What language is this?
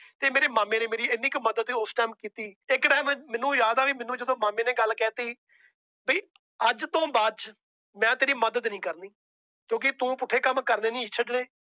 Punjabi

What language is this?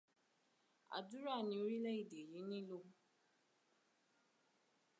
Yoruba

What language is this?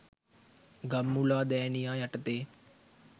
Sinhala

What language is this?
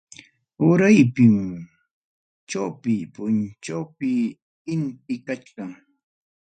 Ayacucho Quechua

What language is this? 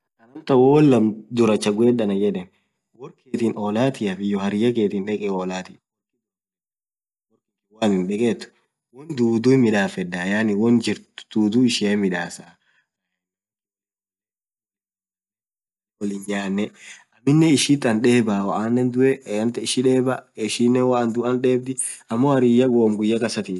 Orma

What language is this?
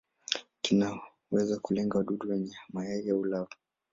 Swahili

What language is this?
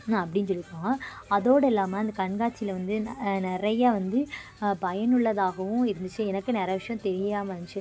Tamil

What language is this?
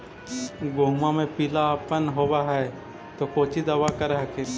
Magahi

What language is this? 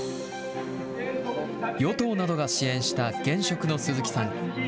Japanese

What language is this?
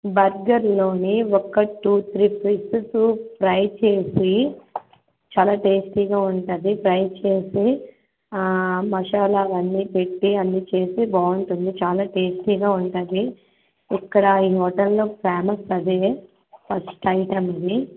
Telugu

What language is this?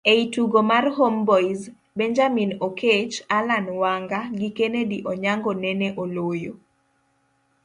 Luo (Kenya and Tanzania)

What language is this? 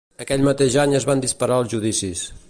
Catalan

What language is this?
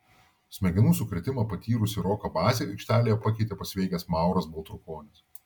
Lithuanian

